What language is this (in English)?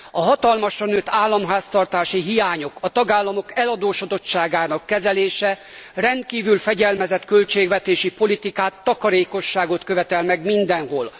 Hungarian